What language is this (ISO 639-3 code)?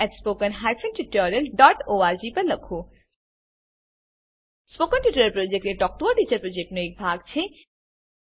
guj